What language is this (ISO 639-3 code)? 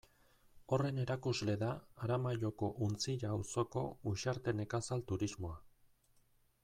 eus